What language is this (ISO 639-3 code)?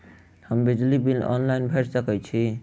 mai